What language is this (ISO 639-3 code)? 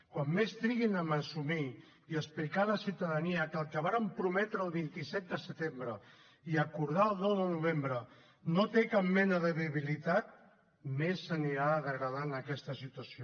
cat